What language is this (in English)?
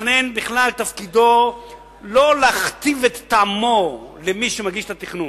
Hebrew